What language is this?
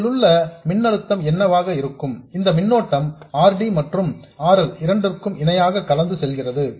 Tamil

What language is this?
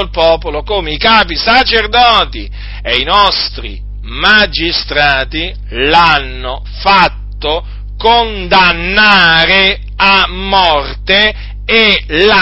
Italian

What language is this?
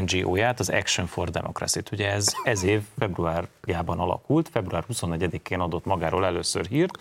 Hungarian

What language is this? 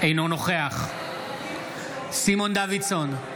Hebrew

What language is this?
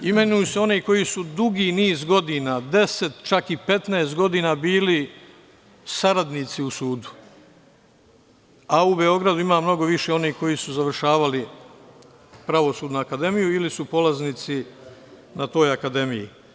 Serbian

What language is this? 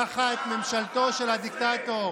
Hebrew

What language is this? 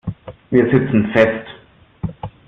German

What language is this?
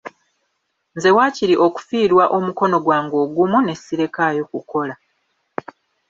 Ganda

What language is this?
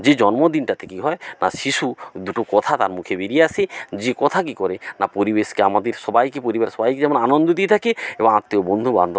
Bangla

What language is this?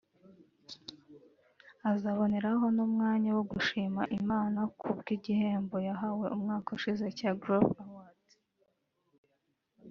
Kinyarwanda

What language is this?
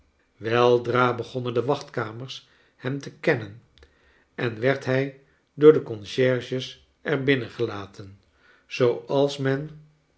Dutch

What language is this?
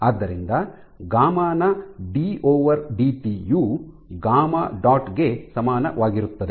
Kannada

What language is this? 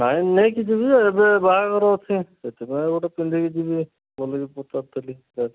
Odia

